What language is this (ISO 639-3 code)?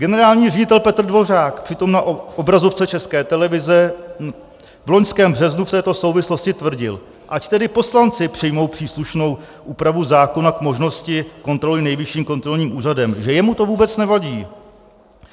ces